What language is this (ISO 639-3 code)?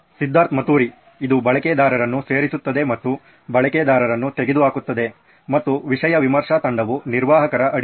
kan